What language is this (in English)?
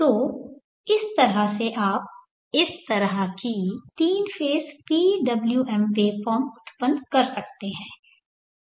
Hindi